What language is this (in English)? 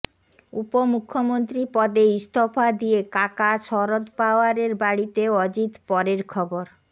Bangla